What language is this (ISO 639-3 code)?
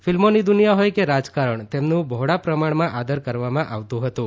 guj